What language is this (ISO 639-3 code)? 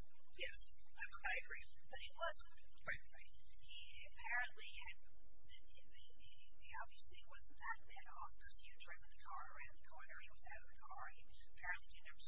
eng